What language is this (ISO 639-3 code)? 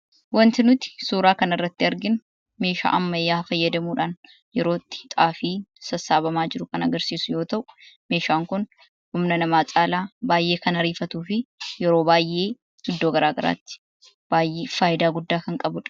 orm